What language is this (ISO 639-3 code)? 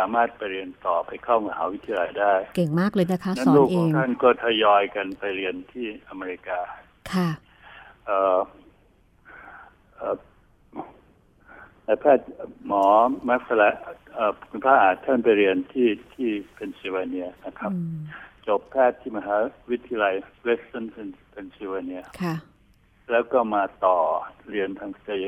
tha